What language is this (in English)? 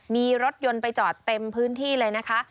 Thai